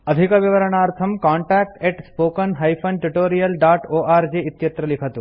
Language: Sanskrit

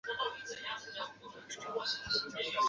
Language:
Chinese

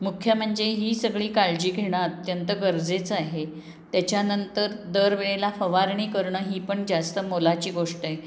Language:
Marathi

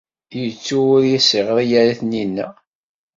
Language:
Kabyle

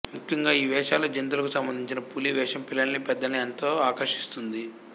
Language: Telugu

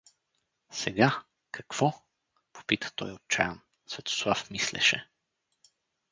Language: Bulgarian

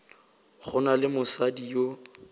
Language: Northern Sotho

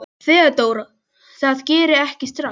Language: Icelandic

